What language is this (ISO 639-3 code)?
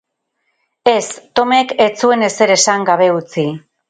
eus